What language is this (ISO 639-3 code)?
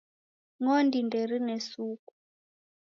dav